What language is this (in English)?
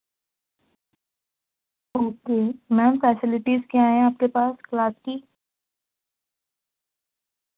Urdu